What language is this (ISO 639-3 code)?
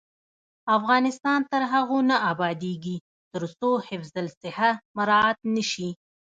pus